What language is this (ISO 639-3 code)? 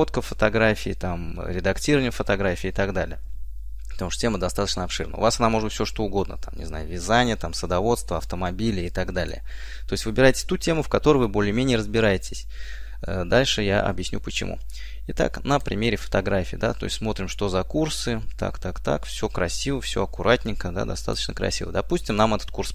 rus